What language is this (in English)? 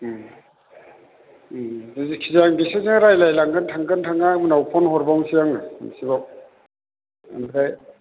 Bodo